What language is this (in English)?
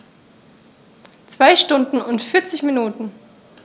German